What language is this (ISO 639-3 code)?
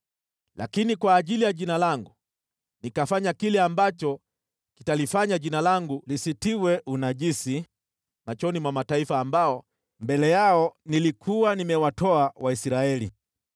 swa